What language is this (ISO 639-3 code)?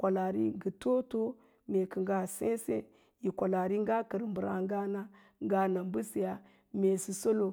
lla